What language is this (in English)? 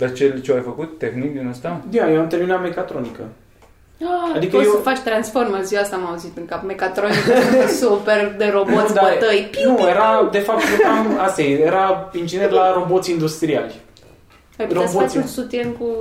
Romanian